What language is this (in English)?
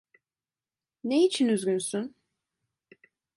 Turkish